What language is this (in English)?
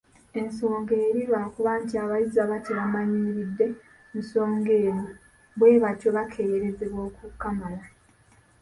Ganda